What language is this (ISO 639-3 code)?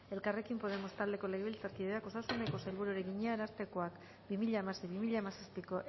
eus